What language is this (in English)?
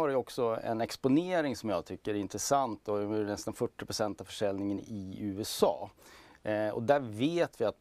Swedish